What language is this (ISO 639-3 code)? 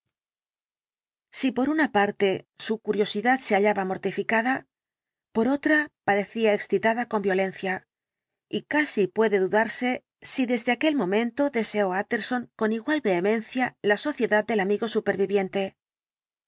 spa